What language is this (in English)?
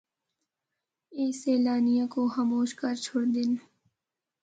Northern Hindko